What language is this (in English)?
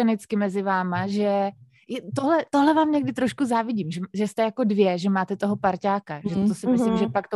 Czech